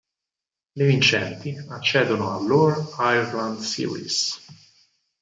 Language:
Italian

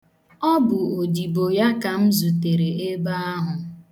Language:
Igbo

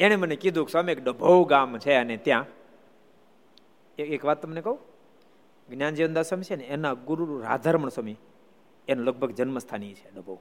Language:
Gujarati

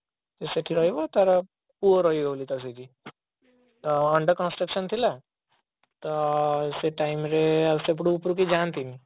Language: Odia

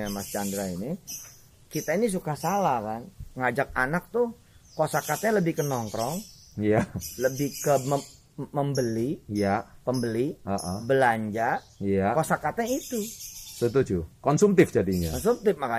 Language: Indonesian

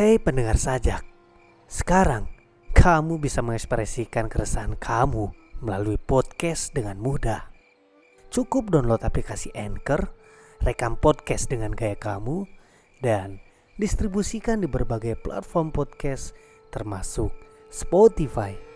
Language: Indonesian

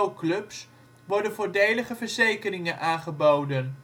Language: Dutch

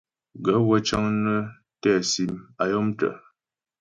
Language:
Ghomala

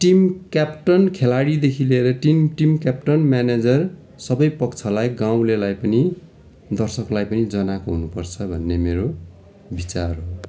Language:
Nepali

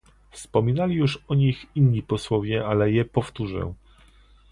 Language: Polish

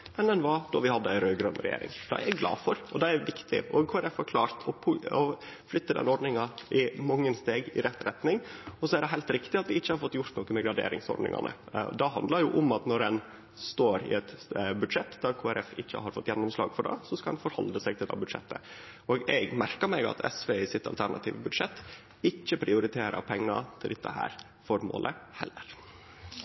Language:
Norwegian Nynorsk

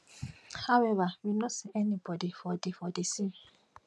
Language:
Nigerian Pidgin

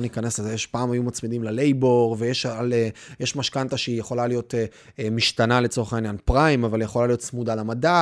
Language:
Hebrew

